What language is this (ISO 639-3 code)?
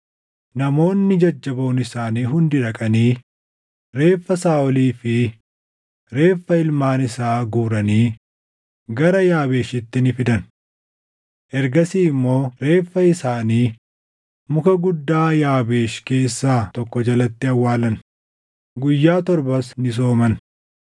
orm